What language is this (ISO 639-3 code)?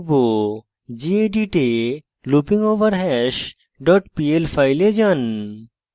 ben